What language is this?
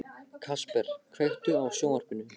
Icelandic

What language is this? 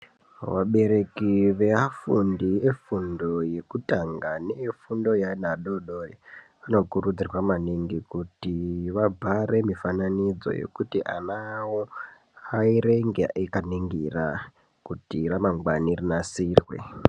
Ndau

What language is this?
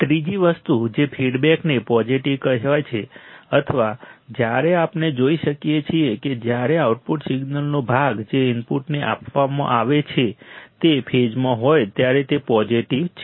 Gujarati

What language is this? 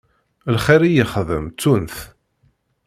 Kabyle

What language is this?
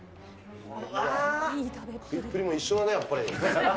Japanese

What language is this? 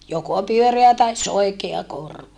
Finnish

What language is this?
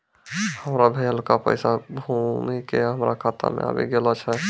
Maithili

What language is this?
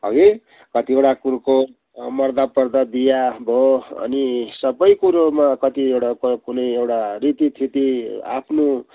Nepali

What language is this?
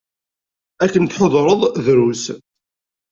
Kabyle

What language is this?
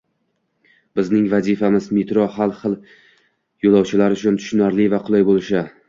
Uzbek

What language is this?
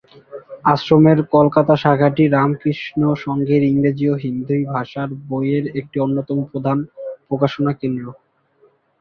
Bangla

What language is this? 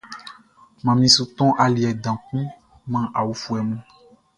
Baoulé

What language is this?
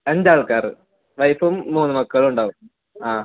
Malayalam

